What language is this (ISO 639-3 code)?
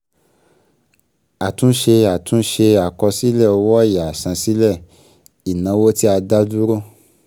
yor